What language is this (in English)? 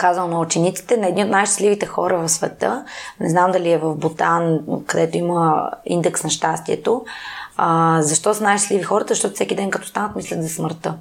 Bulgarian